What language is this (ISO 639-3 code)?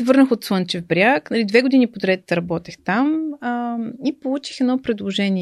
bul